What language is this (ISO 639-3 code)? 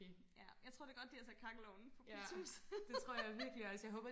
dan